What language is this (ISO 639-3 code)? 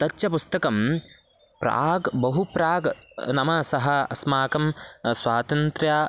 san